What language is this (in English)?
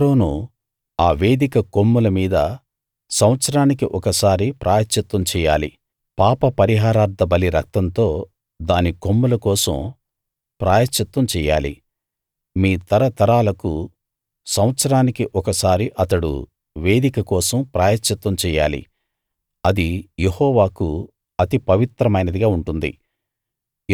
Telugu